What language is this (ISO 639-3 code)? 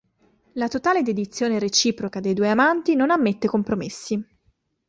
ita